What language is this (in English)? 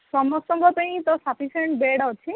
Odia